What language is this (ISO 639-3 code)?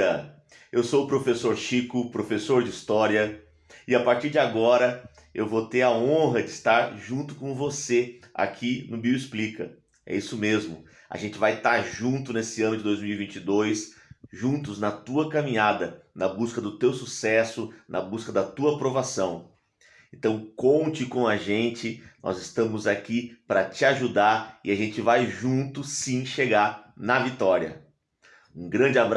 por